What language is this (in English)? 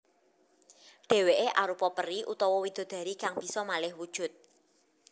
Javanese